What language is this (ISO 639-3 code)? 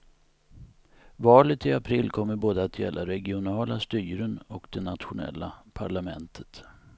swe